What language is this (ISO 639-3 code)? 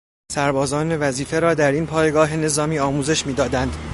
fas